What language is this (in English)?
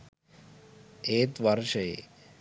Sinhala